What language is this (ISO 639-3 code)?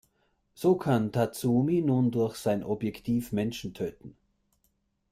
deu